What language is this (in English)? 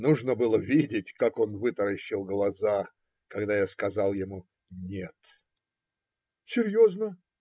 Russian